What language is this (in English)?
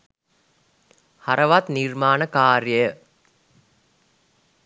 Sinhala